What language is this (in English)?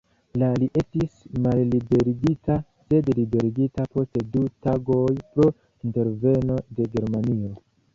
Esperanto